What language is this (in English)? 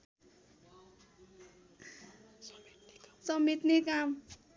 Nepali